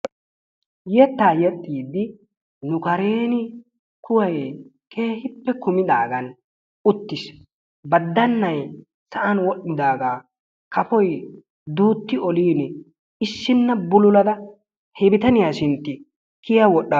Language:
Wolaytta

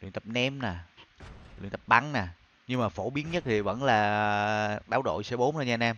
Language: Vietnamese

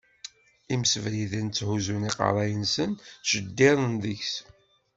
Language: Kabyle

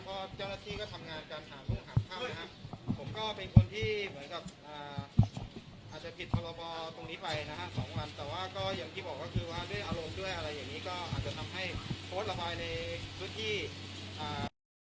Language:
Thai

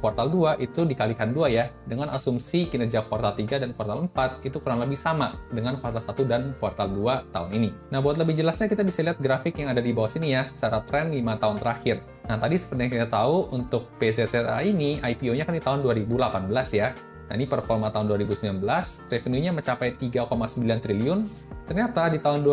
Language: Indonesian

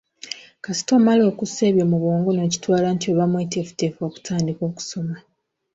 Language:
Ganda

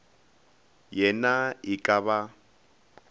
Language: Northern Sotho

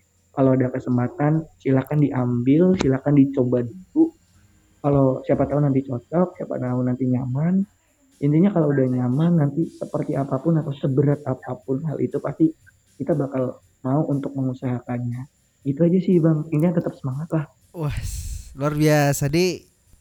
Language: Indonesian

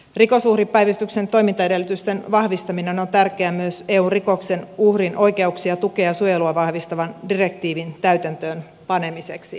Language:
Finnish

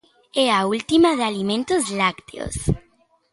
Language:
Galician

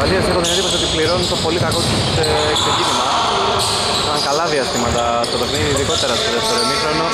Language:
Greek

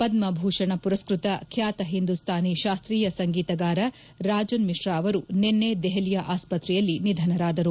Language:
Kannada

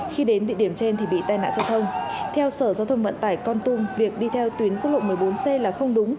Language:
Vietnamese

